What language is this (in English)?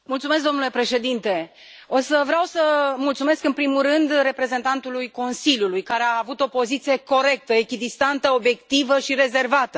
Romanian